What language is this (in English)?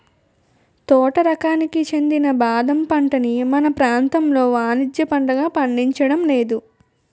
Telugu